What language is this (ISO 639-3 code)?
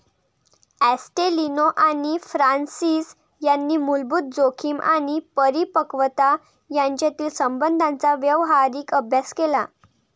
mar